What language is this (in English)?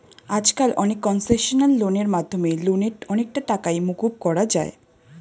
Bangla